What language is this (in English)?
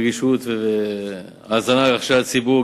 Hebrew